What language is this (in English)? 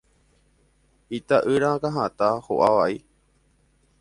Guarani